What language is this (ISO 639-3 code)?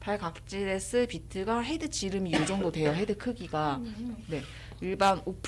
kor